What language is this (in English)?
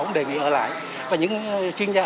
Vietnamese